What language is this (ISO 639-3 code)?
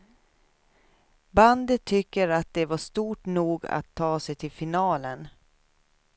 swe